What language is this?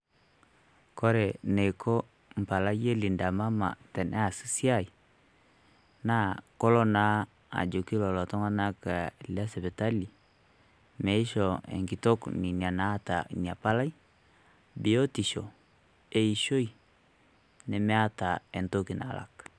Masai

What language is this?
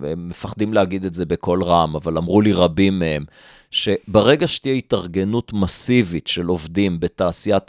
Hebrew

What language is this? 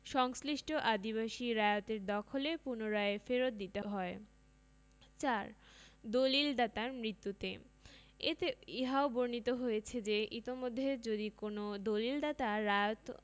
Bangla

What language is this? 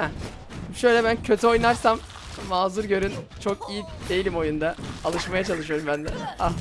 Turkish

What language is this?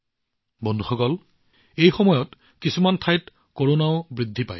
Assamese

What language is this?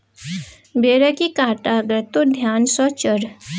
Maithili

